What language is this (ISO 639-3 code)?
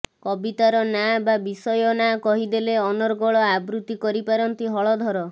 ori